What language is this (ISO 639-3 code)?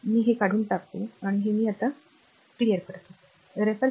mar